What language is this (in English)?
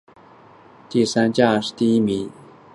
Chinese